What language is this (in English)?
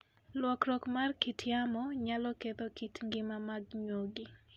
Luo (Kenya and Tanzania)